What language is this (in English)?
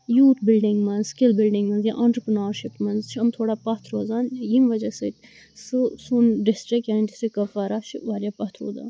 Kashmiri